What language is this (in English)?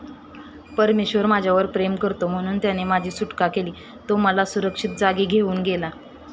Marathi